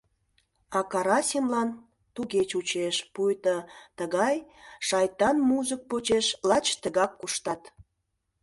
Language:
Mari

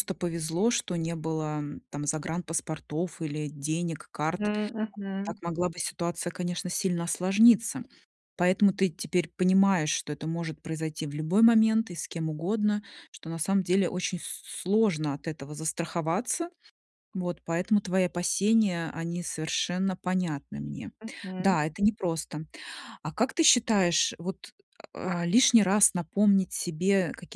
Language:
Russian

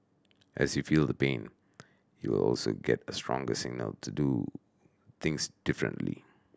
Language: English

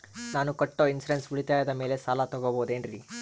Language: Kannada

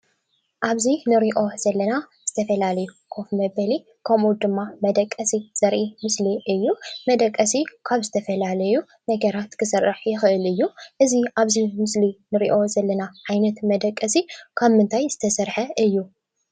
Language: Tigrinya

